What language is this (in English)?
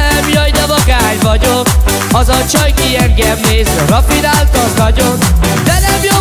Hungarian